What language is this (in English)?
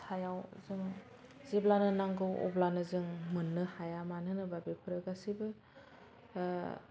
Bodo